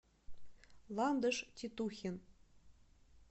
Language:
Russian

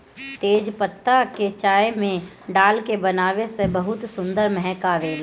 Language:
Bhojpuri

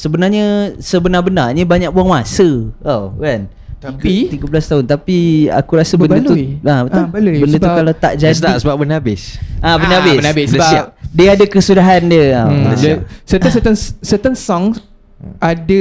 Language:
Malay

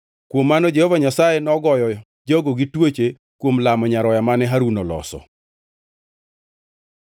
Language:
Luo (Kenya and Tanzania)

